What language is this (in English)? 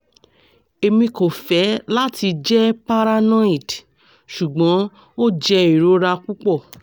Yoruba